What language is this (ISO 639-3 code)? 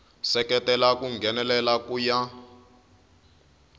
tso